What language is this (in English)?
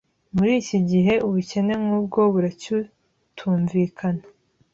Kinyarwanda